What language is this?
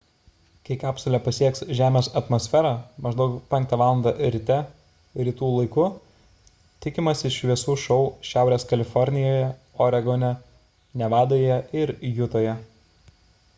Lithuanian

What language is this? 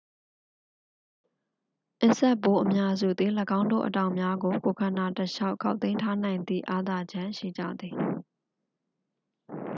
Burmese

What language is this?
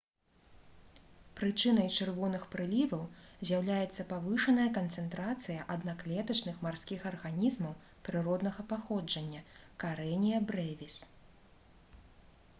Belarusian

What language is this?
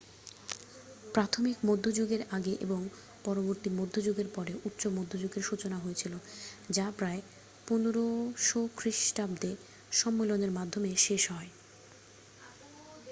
Bangla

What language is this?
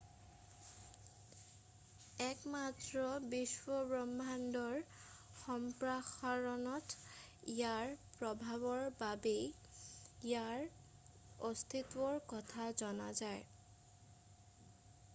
Assamese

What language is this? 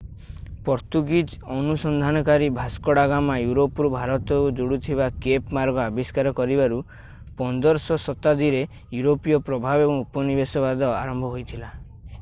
Odia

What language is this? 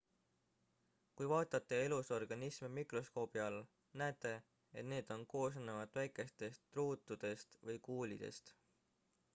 Estonian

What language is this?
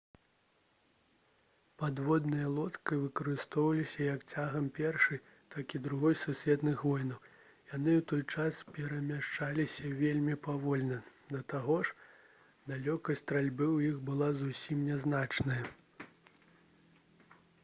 Belarusian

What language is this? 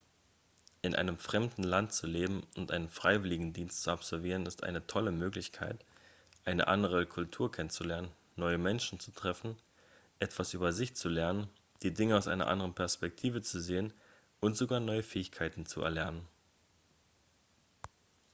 German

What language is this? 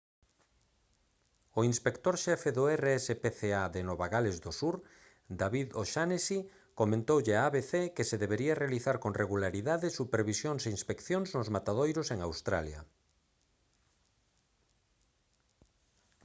Galician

